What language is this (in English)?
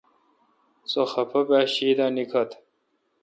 Kalkoti